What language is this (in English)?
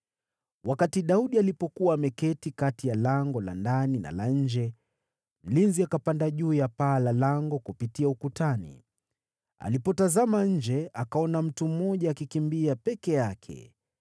Swahili